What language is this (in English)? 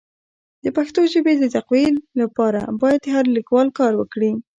Pashto